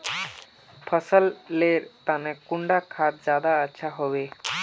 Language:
Magahi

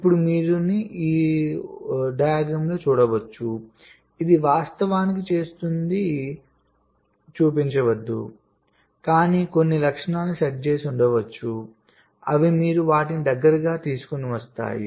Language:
Telugu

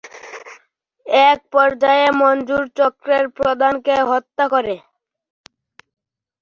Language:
Bangla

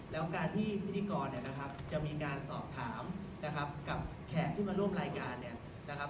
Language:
Thai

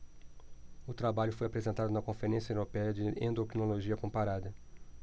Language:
Portuguese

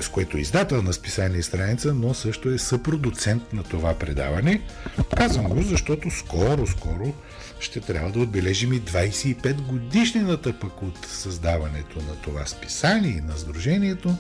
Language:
Bulgarian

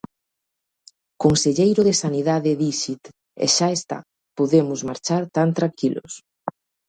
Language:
Galician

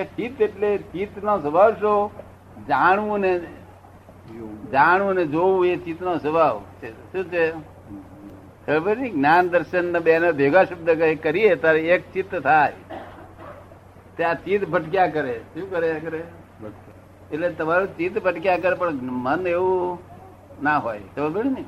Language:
Gujarati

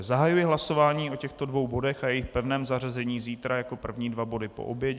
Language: Czech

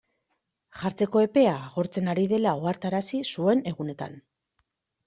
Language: Basque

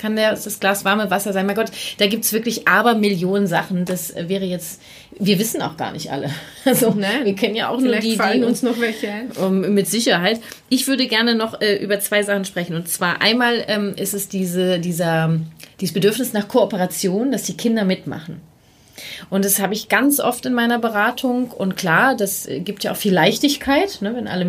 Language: German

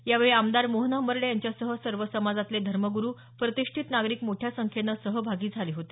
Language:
Marathi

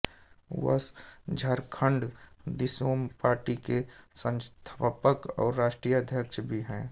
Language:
Hindi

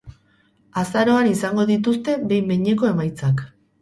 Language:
Basque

